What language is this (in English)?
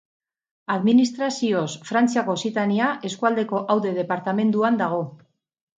Basque